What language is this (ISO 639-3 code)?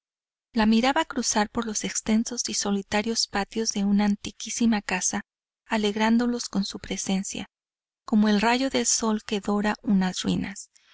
spa